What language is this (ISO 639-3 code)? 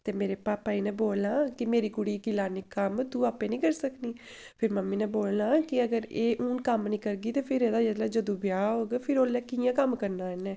doi